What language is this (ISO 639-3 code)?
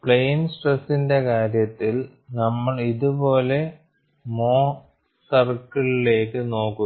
mal